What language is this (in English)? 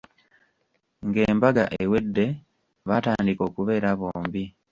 Ganda